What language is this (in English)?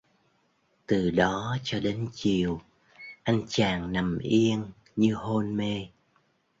Vietnamese